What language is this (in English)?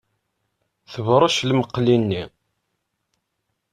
Kabyle